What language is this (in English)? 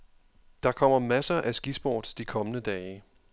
Danish